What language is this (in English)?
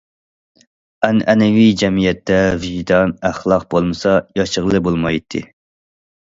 Uyghur